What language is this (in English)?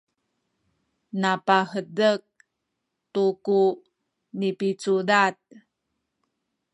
Sakizaya